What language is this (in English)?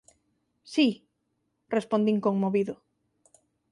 Galician